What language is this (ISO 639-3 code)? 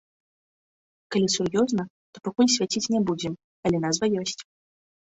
bel